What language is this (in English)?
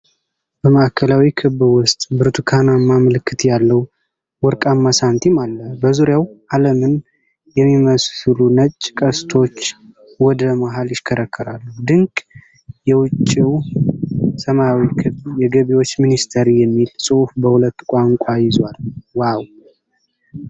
Amharic